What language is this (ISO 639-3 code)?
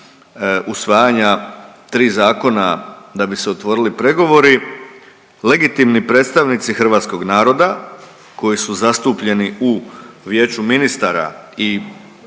hrv